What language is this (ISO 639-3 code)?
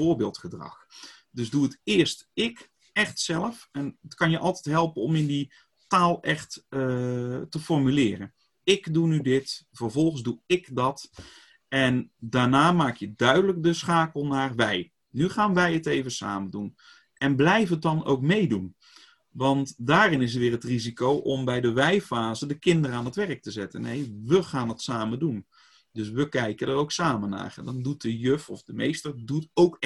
nld